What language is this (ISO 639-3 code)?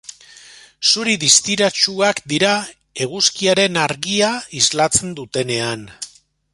eus